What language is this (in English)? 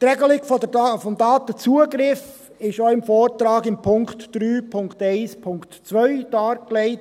Swiss German